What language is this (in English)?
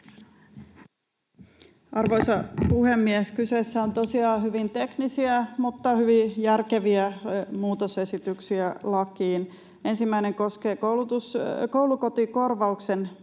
Finnish